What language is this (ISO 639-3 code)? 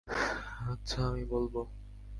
ben